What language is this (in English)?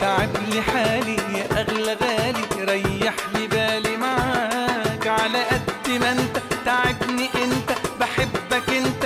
Arabic